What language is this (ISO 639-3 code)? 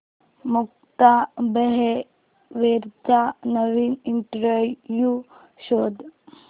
mar